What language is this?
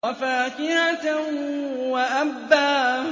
Arabic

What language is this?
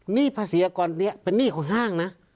Thai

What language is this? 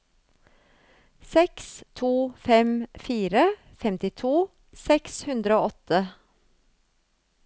Norwegian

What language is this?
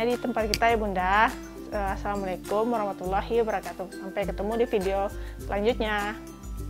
Indonesian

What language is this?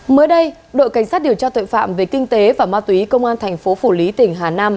Vietnamese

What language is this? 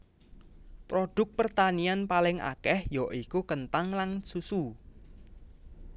Javanese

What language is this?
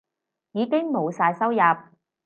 Cantonese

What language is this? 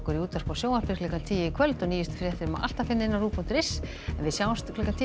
Icelandic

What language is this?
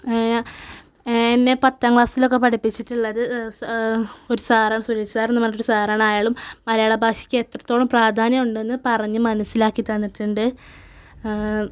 Malayalam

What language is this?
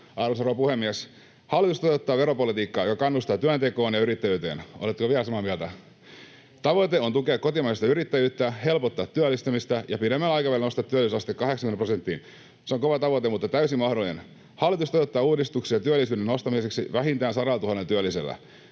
Finnish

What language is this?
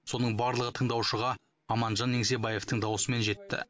Kazakh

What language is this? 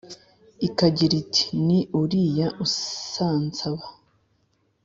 Kinyarwanda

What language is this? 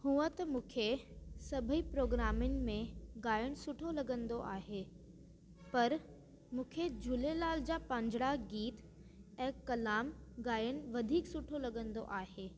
Sindhi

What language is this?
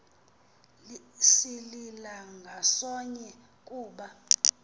Xhosa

